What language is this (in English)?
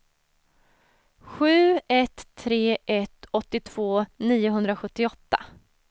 Swedish